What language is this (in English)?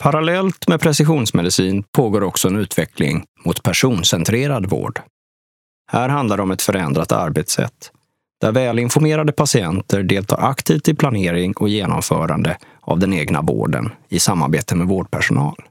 Swedish